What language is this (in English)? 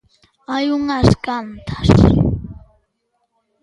Galician